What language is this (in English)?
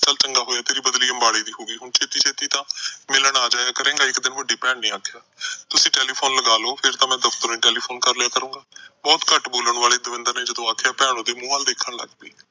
Punjabi